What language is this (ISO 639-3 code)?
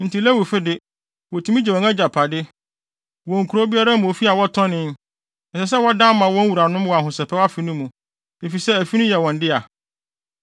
aka